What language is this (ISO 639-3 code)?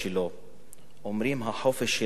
heb